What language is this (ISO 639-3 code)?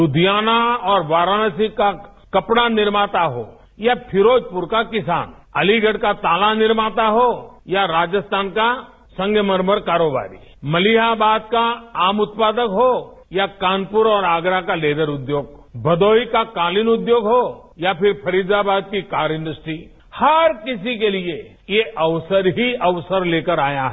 hin